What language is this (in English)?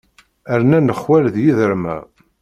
Kabyle